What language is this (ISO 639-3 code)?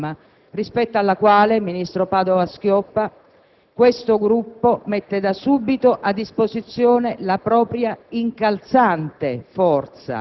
ita